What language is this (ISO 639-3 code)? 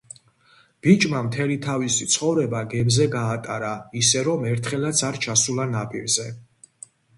kat